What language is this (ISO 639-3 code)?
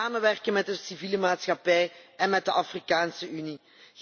nld